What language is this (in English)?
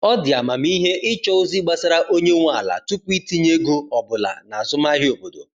Igbo